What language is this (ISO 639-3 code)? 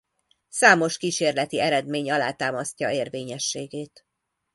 hun